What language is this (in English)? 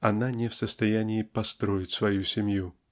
Russian